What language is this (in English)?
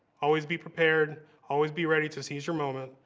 English